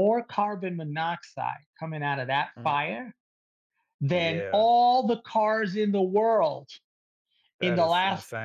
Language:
English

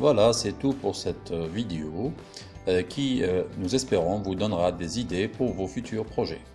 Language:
French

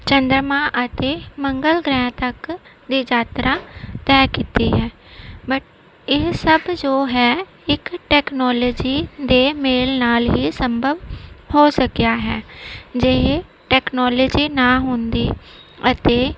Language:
Punjabi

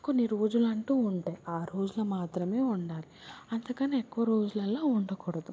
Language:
Telugu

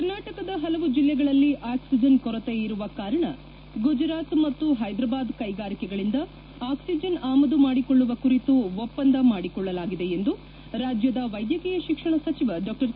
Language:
Kannada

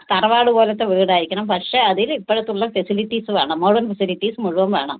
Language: Malayalam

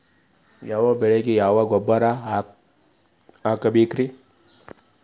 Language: Kannada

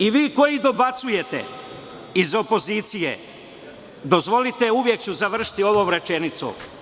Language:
Serbian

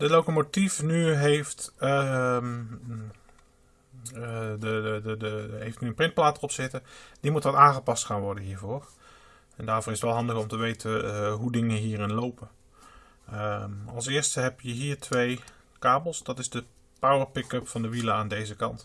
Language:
Dutch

